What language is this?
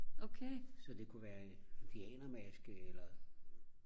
Danish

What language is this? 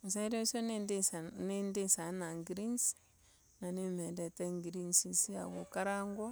Embu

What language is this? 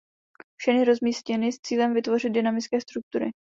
Czech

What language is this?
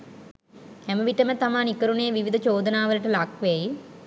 Sinhala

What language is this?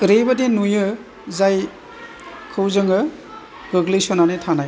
Bodo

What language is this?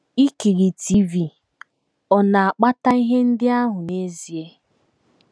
Igbo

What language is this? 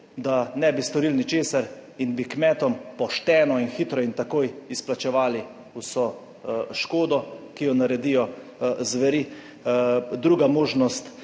Slovenian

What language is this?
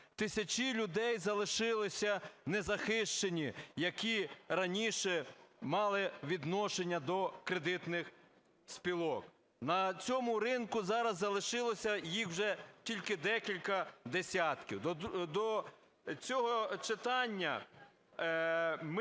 Ukrainian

